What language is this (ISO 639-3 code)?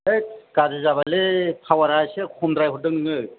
brx